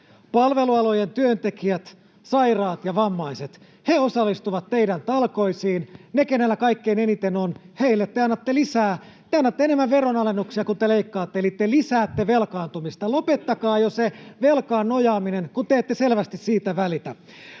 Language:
Finnish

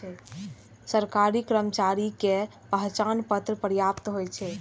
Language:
Maithili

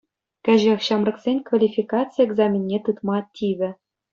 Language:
Chuvash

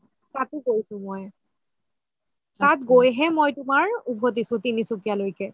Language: Assamese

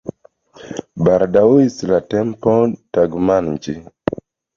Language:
Esperanto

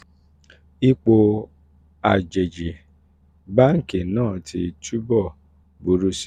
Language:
Yoruba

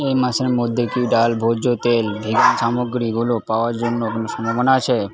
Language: Bangla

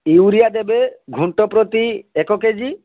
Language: Odia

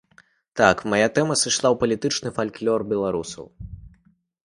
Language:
Belarusian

